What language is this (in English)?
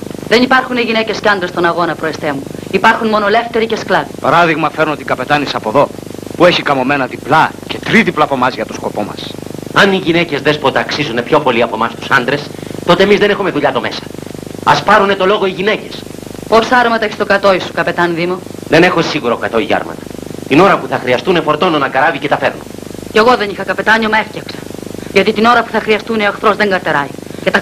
Greek